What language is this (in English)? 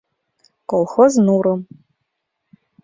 Mari